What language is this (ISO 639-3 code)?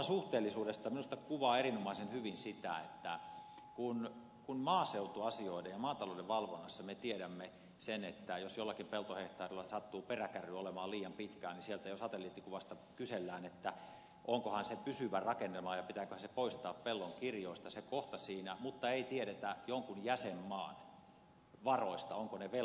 fin